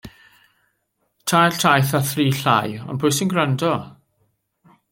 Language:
Welsh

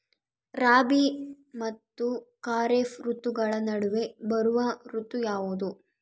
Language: Kannada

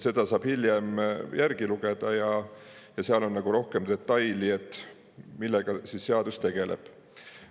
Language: Estonian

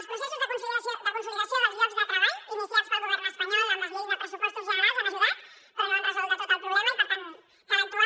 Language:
Catalan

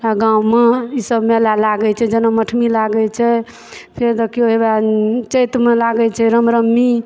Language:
Maithili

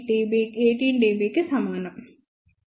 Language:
Telugu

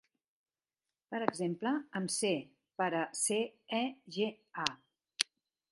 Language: Catalan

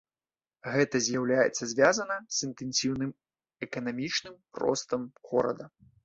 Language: Belarusian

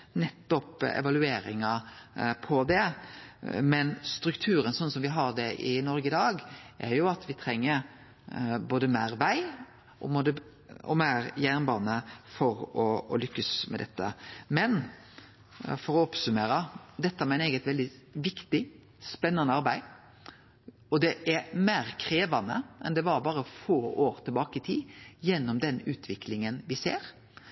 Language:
Norwegian Nynorsk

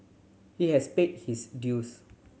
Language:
English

